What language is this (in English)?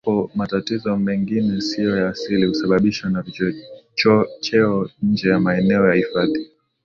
Swahili